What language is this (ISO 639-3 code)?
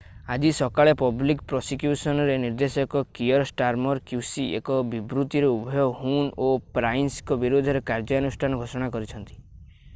ori